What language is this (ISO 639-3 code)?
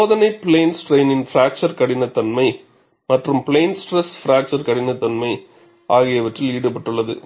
tam